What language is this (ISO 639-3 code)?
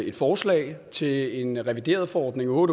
dan